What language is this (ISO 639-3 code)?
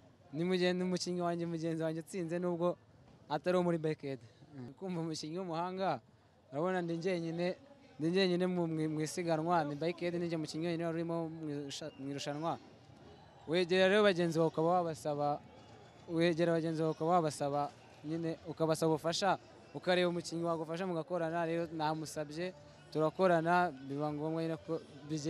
tur